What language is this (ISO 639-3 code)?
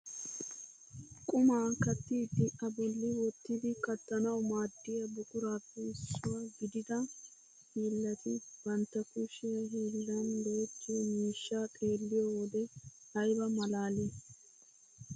wal